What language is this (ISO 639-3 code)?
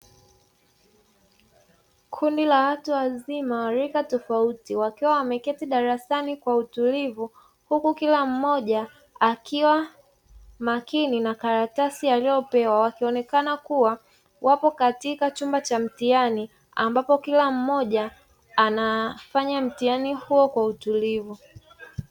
swa